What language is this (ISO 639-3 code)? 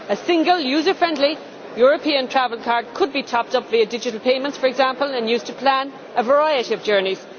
eng